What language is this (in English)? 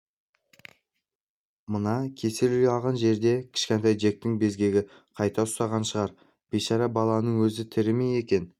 Kazakh